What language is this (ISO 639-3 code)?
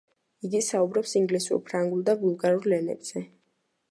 kat